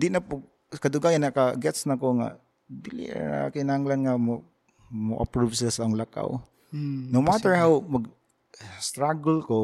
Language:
Filipino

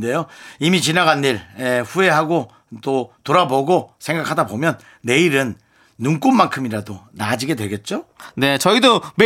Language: Korean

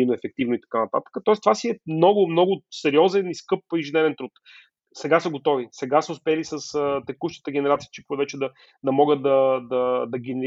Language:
Bulgarian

